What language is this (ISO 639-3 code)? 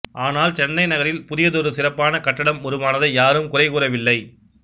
tam